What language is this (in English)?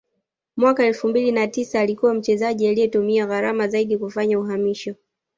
Swahili